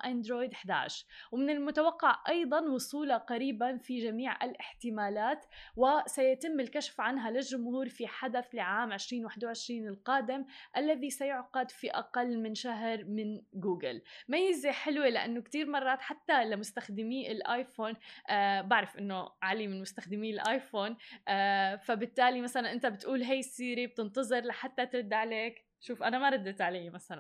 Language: Arabic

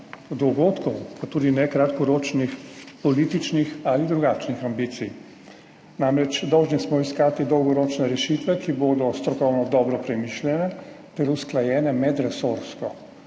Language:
Slovenian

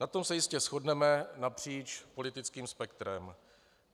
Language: Czech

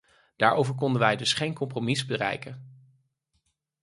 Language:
Dutch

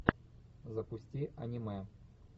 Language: Russian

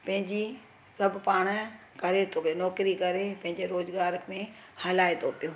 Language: Sindhi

